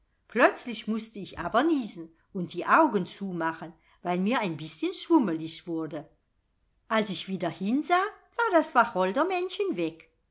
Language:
German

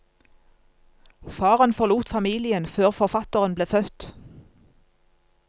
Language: Norwegian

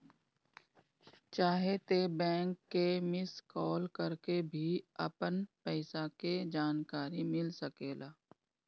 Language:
Bhojpuri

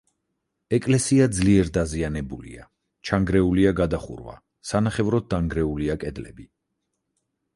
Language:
Georgian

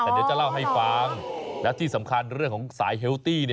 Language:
Thai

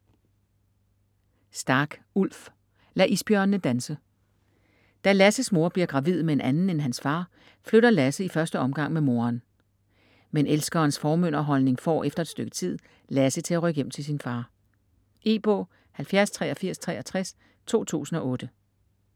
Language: Danish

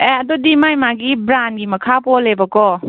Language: Manipuri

